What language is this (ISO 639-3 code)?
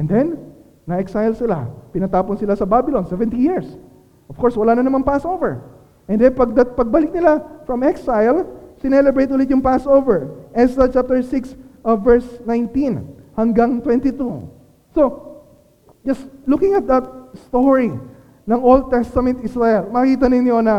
fil